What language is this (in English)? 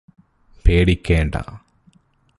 Malayalam